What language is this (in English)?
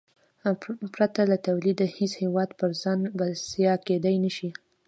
Pashto